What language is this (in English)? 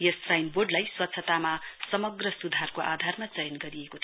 Nepali